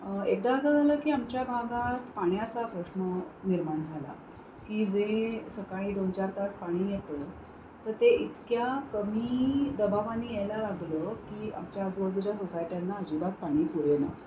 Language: Marathi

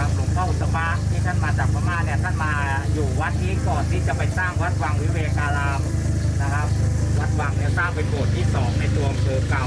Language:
Thai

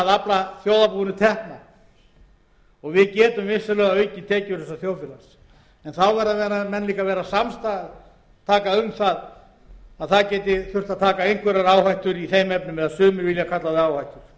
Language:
Icelandic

